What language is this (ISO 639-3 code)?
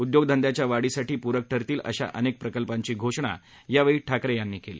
mar